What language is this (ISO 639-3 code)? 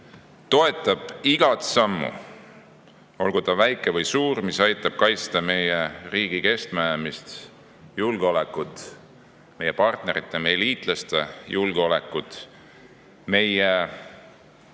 est